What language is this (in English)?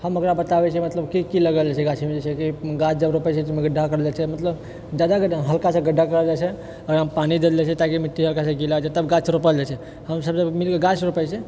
Maithili